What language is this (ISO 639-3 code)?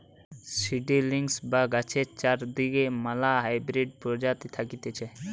ben